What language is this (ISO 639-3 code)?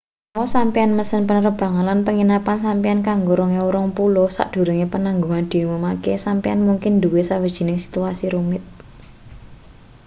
jav